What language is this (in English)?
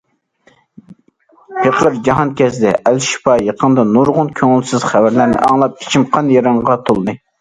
Uyghur